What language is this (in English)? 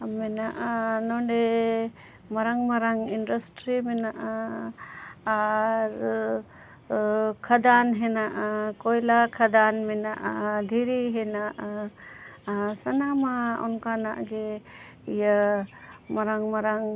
Santali